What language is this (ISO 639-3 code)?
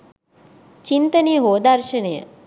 sin